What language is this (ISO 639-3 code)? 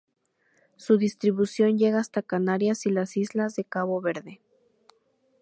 spa